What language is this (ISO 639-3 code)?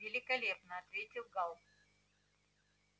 rus